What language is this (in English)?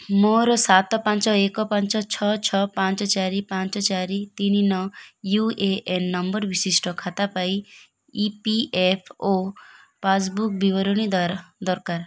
Odia